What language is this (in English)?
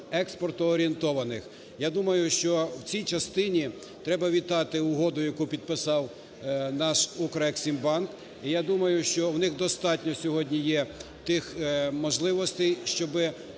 Ukrainian